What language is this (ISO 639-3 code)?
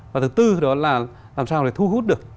vie